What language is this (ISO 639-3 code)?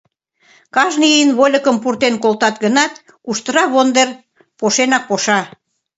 chm